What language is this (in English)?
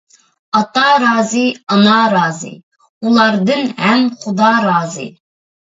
Uyghur